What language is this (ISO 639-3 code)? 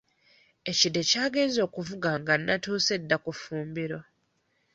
lug